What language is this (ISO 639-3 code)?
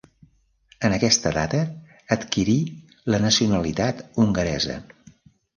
cat